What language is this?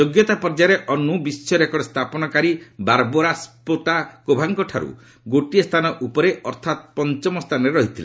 Odia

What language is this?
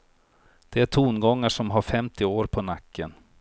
Swedish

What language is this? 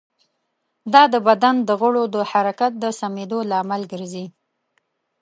Pashto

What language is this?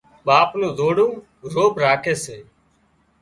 Wadiyara Koli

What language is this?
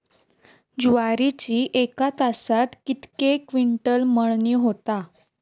Marathi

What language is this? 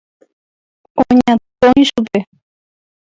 Guarani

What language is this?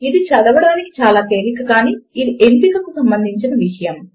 Telugu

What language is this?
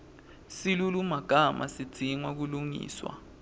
Swati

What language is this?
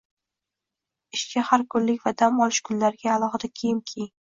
Uzbek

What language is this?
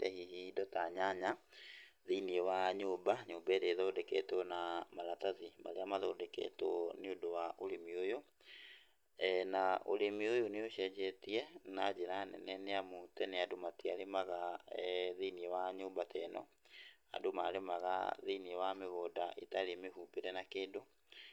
Kikuyu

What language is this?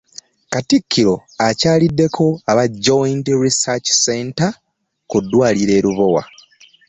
Ganda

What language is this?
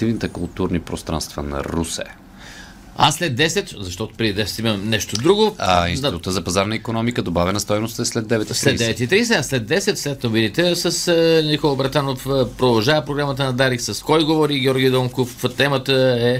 Bulgarian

